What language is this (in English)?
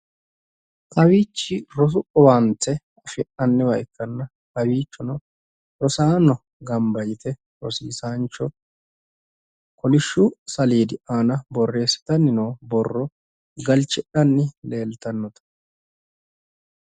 Sidamo